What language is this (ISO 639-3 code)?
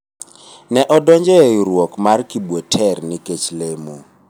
luo